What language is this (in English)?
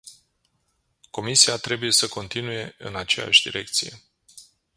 Romanian